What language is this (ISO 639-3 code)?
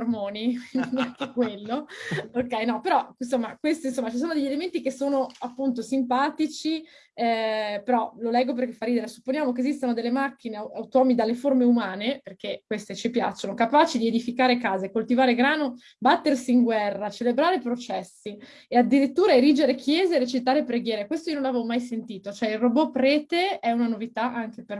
ita